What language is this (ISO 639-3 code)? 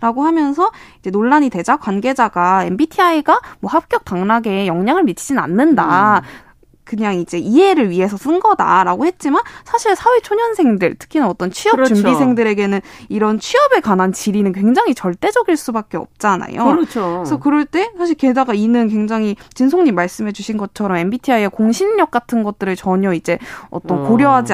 kor